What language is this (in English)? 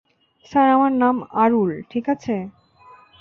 Bangla